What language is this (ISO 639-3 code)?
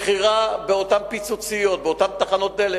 heb